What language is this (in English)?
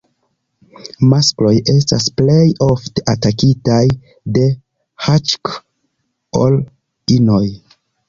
Esperanto